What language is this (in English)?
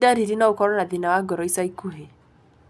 Kikuyu